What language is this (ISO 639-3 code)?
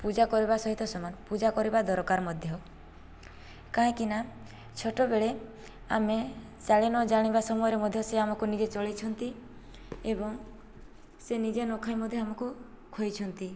ori